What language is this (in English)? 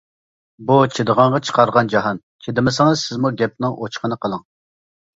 Uyghur